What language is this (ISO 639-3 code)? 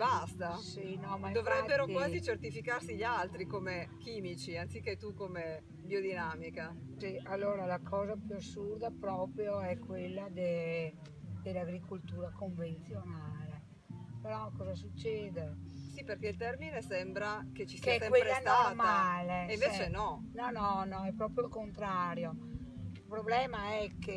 ita